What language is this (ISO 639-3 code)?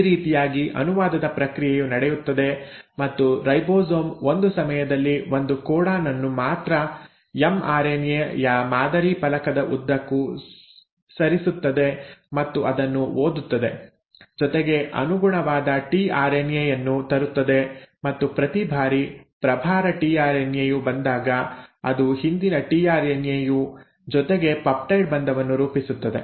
kan